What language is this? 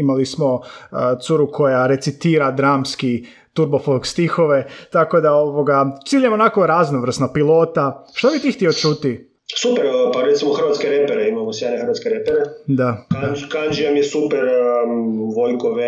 Croatian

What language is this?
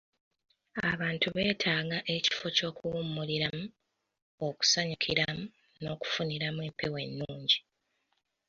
Ganda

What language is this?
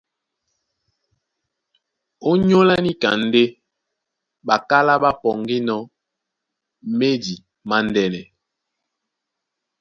Duala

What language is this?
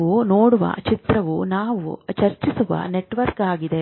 Kannada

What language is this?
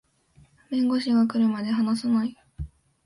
Japanese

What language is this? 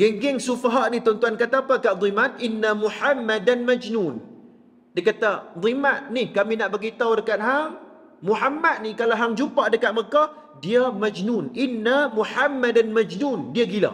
Malay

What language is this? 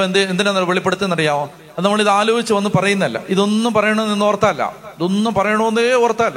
Malayalam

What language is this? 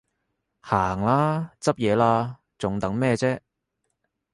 Cantonese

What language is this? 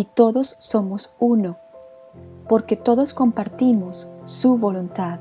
Spanish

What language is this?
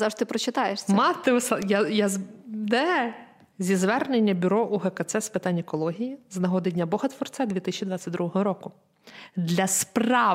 Ukrainian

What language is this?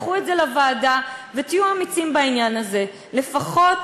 Hebrew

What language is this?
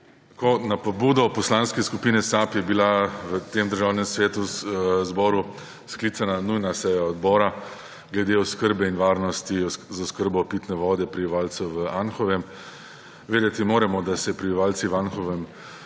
Slovenian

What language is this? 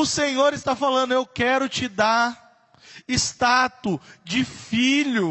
Portuguese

